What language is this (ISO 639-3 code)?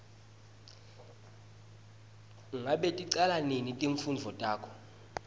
ssw